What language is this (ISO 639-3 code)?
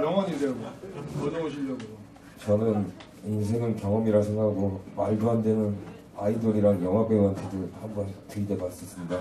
kor